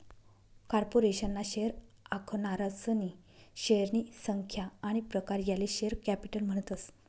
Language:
Marathi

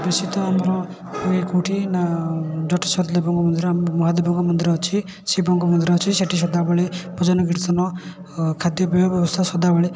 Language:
Odia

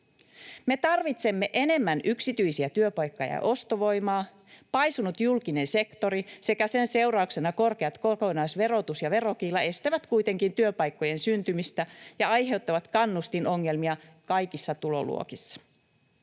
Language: Finnish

